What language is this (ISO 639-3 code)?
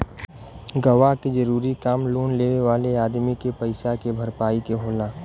bho